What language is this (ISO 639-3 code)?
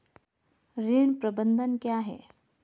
hin